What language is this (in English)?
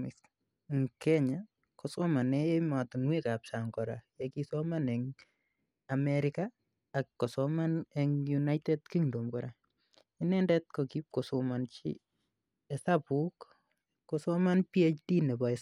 Kalenjin